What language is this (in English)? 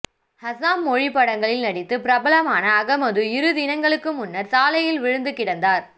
Tamil